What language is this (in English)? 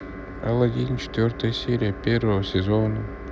Russian